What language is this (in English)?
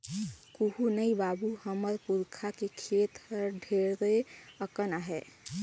Chhattisgarhi